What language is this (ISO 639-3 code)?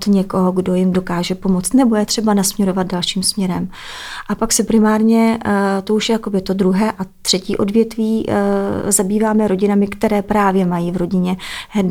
ces